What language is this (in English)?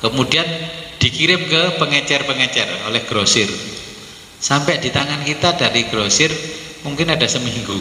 Indonesian